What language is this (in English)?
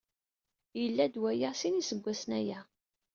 Kabyle